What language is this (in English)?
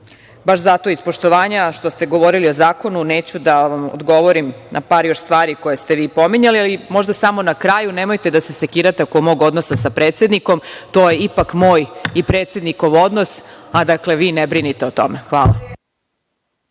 Serbian